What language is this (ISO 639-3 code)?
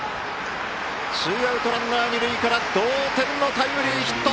jpn